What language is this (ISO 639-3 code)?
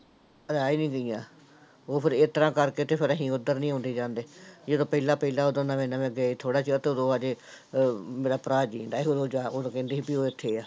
pan